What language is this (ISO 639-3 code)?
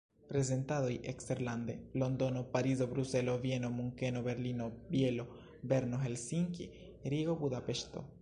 epo